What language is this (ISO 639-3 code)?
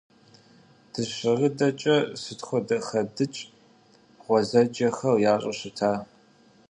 kbd